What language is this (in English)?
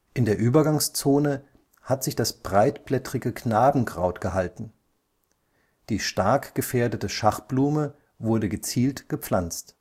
German